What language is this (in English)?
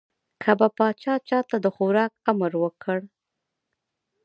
Pashto